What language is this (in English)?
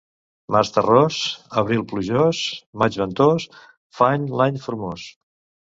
Catalan